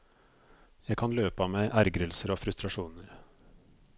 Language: Norwegian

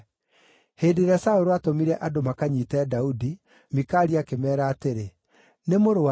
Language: Kikuyu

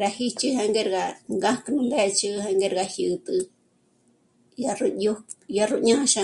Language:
Michoacán Mazahua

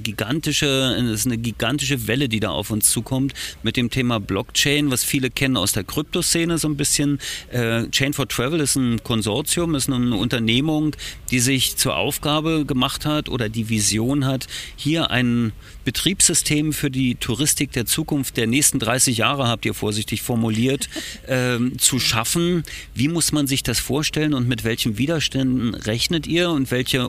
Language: German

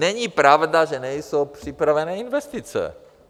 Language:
Czech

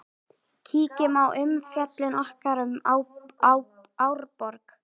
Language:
Icelandic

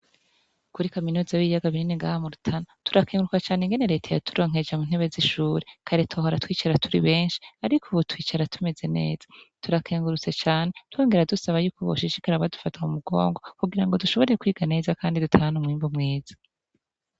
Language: Rundi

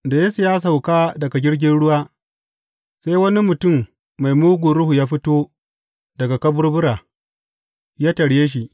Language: Hausa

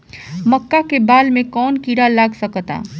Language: Bhojpuri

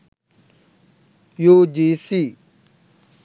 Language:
Sinhala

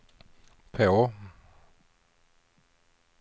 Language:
Swedish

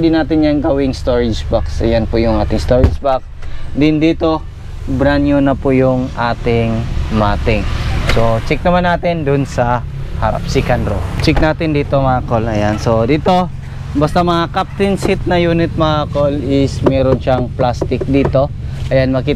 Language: Filipino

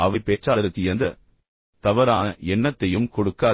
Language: Tamil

